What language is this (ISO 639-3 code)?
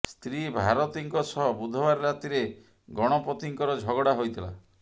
ori